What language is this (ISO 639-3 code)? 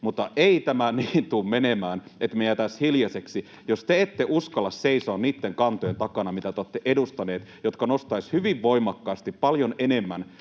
fin